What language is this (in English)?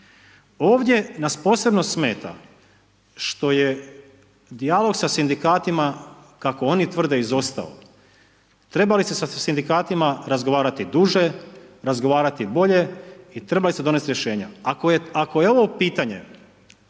Croatian